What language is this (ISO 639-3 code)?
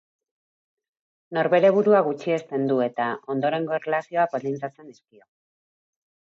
eus